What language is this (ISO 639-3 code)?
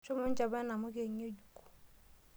mas